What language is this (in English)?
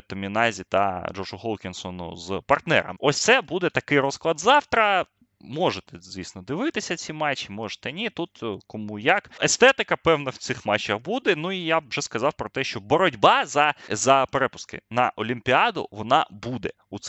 Ukrainian